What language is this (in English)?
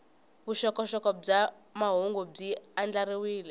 Tsonga